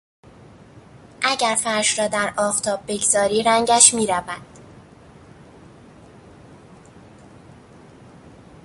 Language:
Persian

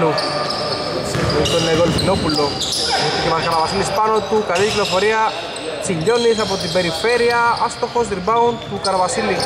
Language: Greek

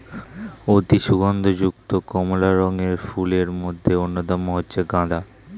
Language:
Bangla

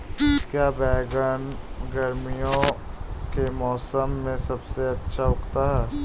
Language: Hindi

